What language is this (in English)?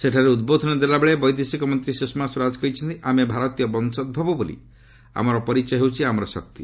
Odia